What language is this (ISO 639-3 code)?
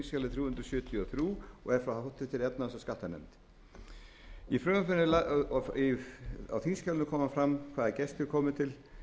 isl